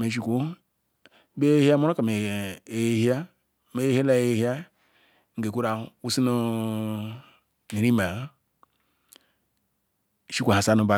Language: Ikwere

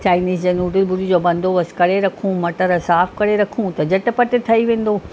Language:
Sindhi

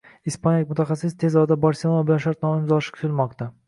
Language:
Uzbek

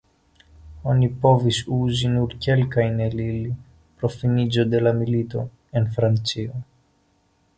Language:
Esperanto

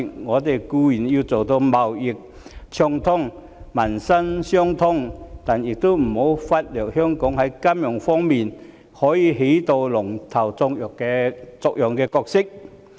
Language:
Cantonese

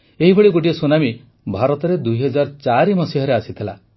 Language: Odia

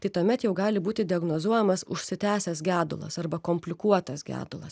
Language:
Lithuanian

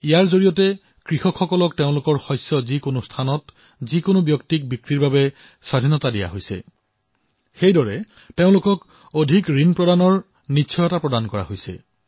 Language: Assamese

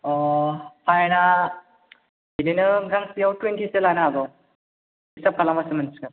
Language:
Bodo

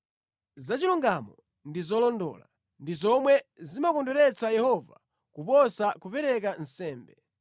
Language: Nyanja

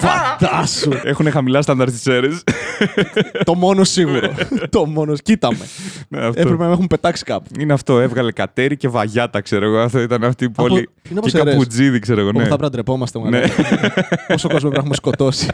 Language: Greek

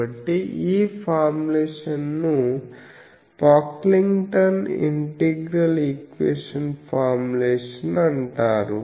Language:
Telugu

